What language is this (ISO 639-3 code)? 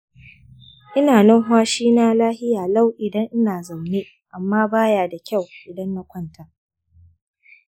hau